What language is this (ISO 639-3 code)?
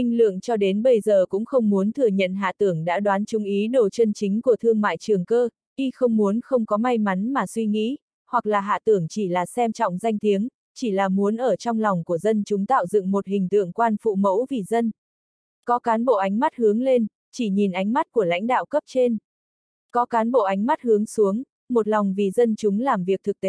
vie